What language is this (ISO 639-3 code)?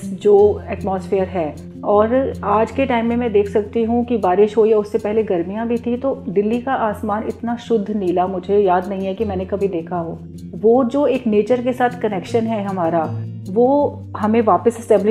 hin